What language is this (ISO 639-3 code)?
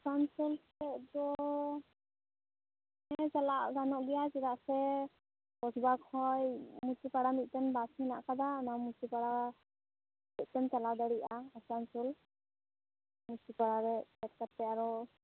sat